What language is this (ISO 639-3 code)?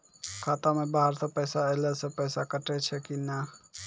mai